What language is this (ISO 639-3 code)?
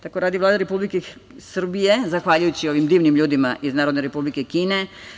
srp